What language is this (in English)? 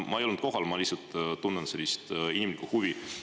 Estonian